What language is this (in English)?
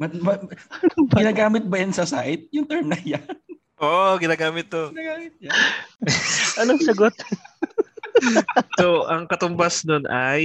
Filipino